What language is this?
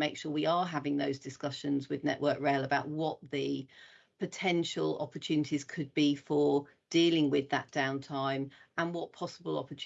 English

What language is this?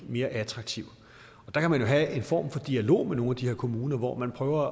Danish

